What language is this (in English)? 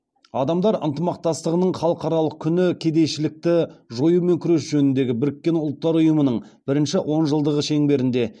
Kazakh